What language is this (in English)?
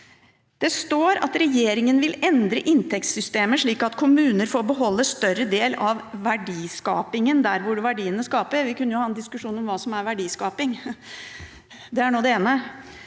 Norwegian